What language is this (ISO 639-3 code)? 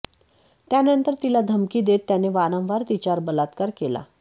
mar